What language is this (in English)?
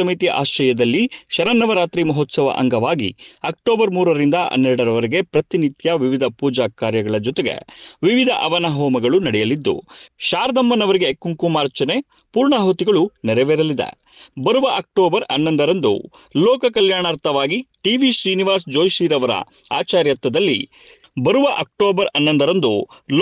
Kannada